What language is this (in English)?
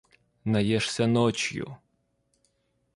Russian